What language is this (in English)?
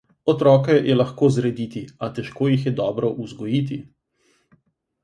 Slovenian